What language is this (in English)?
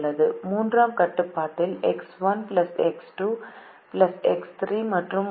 Tamil